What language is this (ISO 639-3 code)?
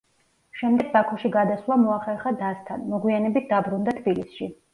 kat